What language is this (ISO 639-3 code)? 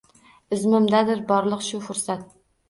uzb